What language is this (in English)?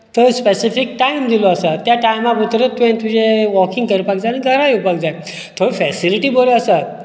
Konkani